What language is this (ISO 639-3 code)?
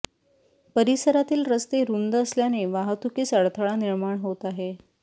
mar